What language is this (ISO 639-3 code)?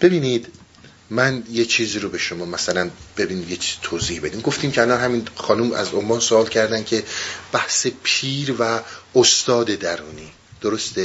fas